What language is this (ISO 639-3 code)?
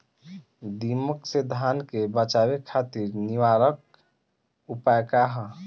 bho